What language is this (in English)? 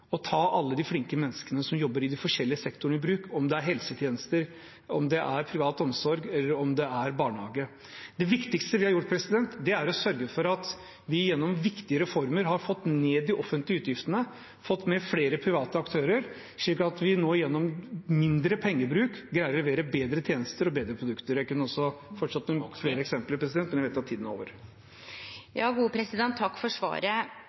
Norwegian